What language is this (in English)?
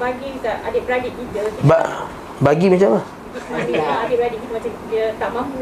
Malay